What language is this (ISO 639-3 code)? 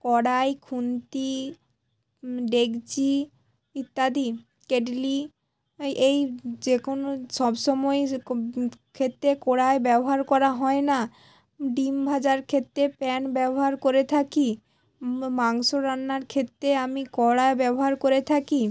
ben